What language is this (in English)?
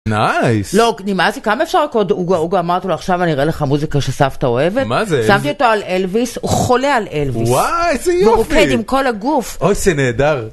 Hebrew